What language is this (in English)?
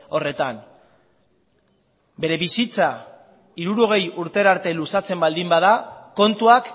Basque